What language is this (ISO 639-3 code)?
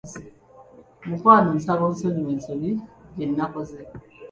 lug